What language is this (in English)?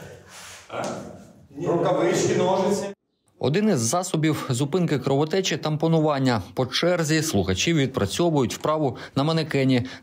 Ukrainian